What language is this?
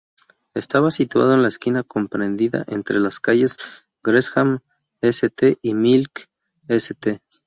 Spanish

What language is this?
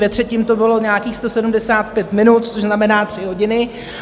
Czech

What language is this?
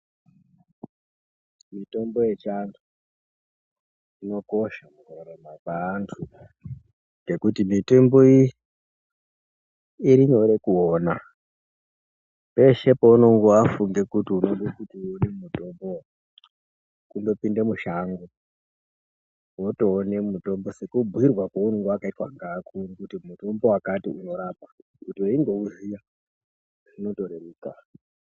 Ndau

